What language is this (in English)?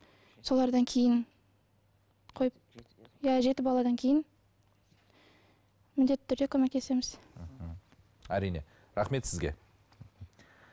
Kazakh